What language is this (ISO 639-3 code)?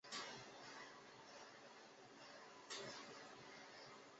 zho